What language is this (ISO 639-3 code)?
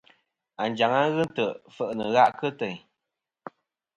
bkm